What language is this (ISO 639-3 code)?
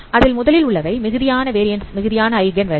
tam